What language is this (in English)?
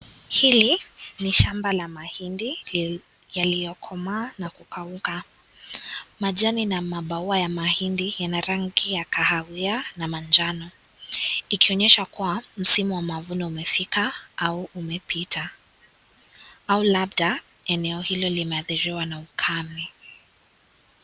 Swahili